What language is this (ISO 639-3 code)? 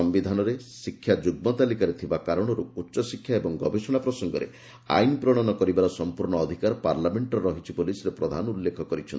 ori